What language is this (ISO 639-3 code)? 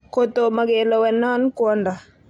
kln